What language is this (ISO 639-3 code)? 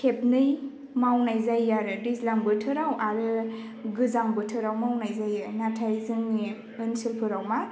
brx